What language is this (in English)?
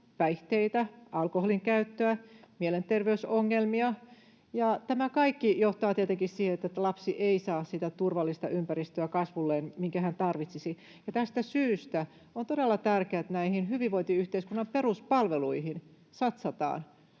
Finnish